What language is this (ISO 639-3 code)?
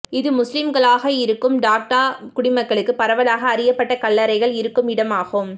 tam